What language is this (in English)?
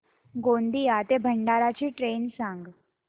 Marathi